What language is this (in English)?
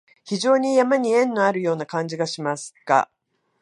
Japanese